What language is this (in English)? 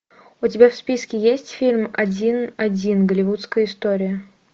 Russian